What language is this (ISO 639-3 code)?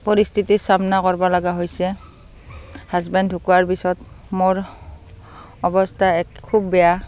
asm